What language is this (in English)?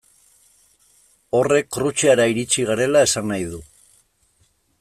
Basque